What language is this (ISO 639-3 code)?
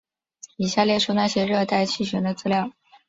zho